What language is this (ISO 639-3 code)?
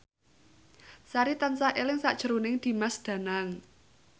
jav